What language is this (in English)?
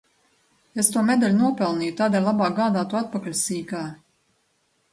Latvian